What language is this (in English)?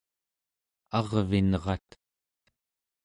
Central Yupik